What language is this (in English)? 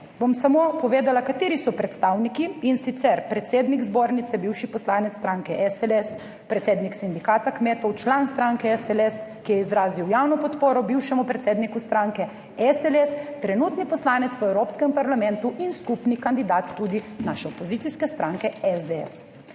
Slovenian